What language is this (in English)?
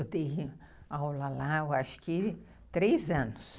Portuguese